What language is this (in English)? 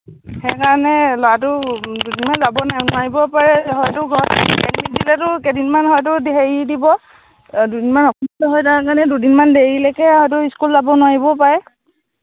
Assamese